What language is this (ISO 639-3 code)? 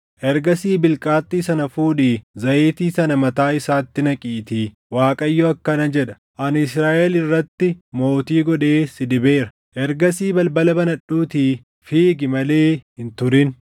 orm